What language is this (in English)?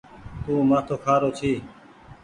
Goaria